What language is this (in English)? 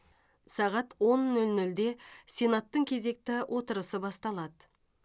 Kazakh